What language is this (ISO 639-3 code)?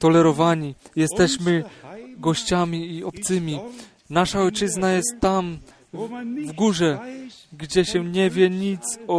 pol